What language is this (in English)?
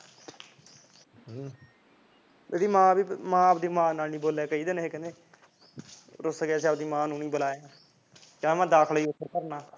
Punjabi